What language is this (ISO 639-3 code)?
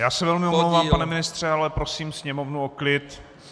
ces